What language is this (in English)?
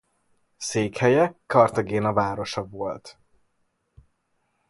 Hungarian